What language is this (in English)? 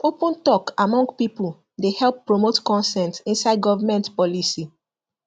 Nigerian Pidgin